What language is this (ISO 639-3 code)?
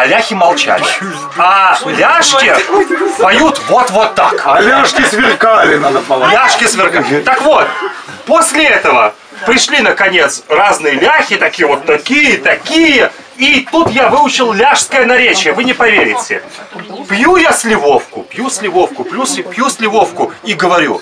rus